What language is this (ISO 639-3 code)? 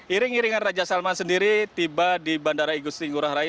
ind